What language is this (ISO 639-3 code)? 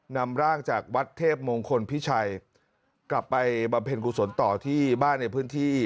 tha